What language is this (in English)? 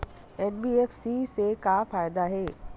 Chhattisgarhi